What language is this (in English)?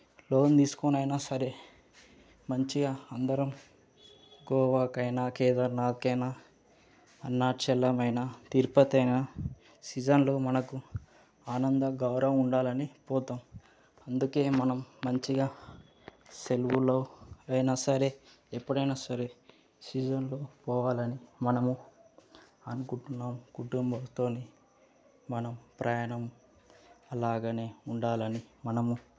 Telugu